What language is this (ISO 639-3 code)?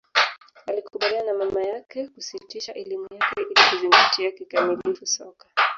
swa